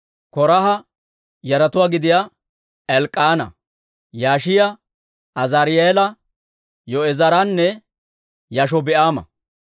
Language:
Dawro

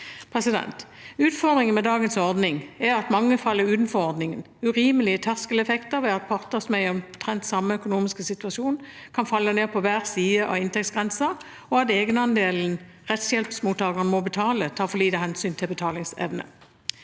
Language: Norwegian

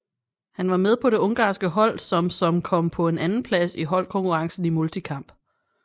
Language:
Danish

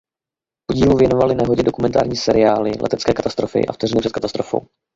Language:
Czech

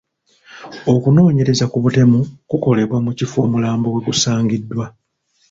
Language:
Ganda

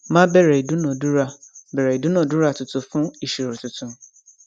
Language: Yoruba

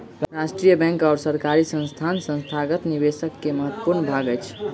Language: Maithili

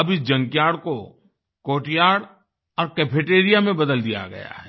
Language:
Hindi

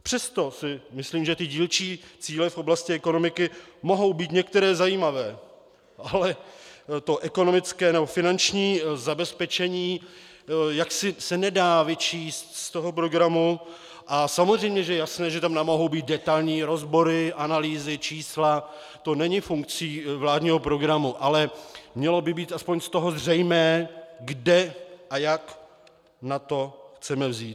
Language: Czech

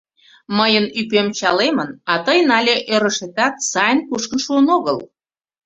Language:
Mari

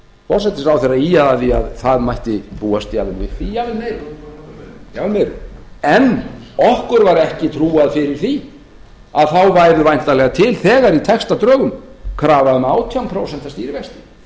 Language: Icelandic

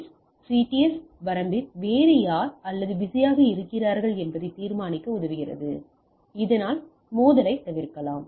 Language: Tamil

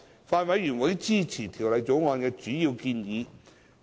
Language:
Cantonese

